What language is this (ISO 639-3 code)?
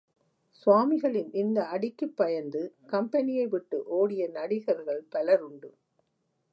tam